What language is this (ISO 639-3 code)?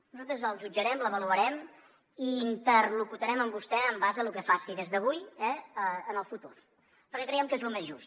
cat